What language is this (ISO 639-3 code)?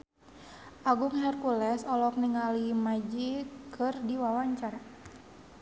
sun